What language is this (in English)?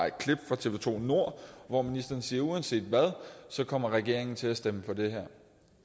Danish